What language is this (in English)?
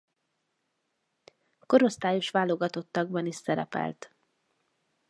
Hungarian